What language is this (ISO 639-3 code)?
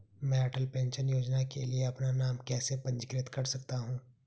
hin